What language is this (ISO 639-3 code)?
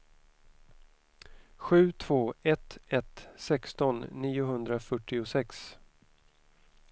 swe